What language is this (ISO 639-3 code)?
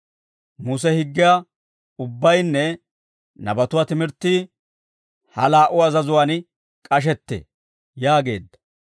dwr